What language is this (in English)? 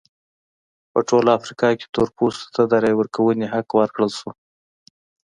Pashto